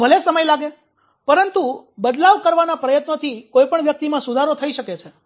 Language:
Gujarati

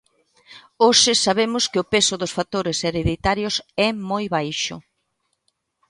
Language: Galician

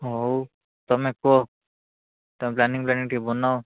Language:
Odia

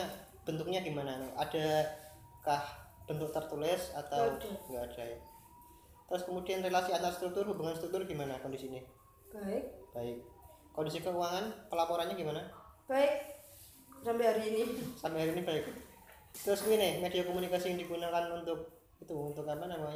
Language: Indonesian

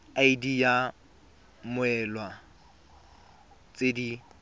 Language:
Tswana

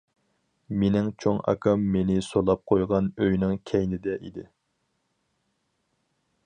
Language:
Uyghur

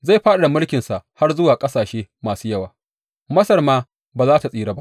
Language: Hausa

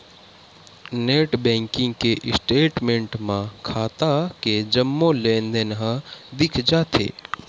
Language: Chhattisgarhi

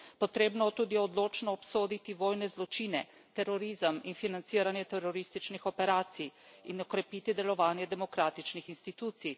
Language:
Slovenian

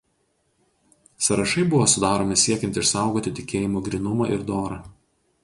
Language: Lithuanian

